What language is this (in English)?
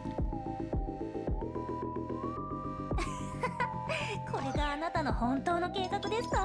Japanese